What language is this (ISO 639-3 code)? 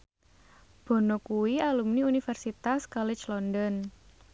jav